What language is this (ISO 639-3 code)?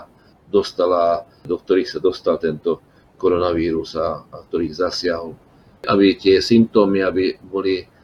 slk